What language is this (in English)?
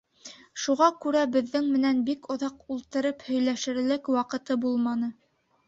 Bashkir